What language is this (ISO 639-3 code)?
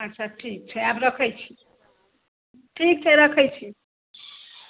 mai